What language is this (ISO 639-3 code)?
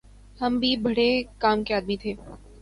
urd